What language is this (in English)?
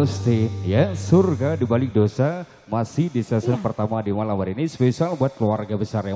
Indonesian